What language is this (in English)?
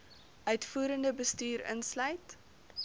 Afrikaans